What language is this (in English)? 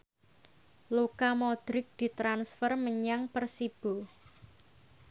Javanese